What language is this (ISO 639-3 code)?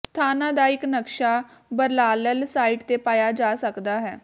pan